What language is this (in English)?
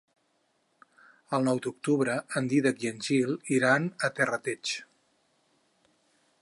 Catalan